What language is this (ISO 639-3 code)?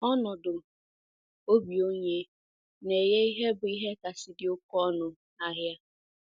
ibo